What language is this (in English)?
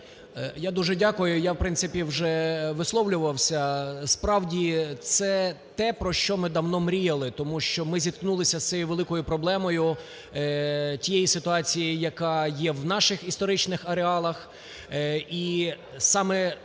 Ukrainian